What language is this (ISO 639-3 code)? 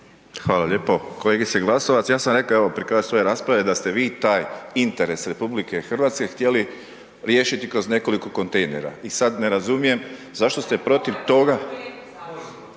hrv